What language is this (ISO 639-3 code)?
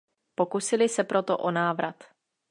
ces